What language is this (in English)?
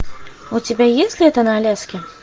Russian